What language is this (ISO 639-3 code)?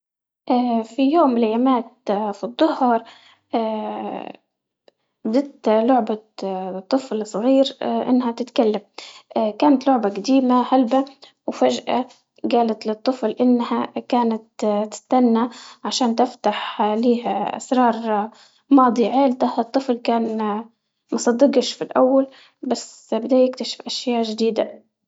ayl